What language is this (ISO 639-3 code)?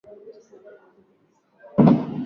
swa